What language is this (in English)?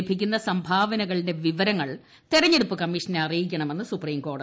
Malayalam